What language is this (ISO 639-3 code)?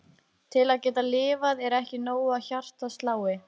isl